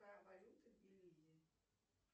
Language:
Russian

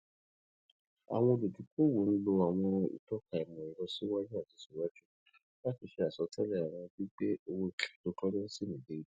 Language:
Yoruba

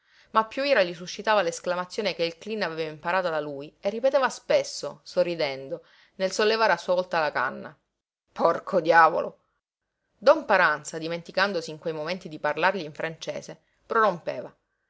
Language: Italian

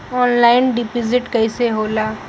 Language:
Bhojpuri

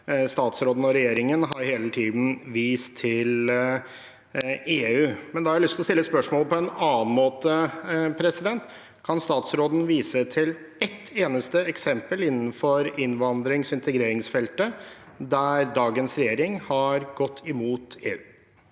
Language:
Norwegian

